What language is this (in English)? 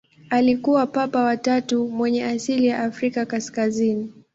Swahili